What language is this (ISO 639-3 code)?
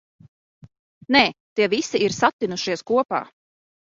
lav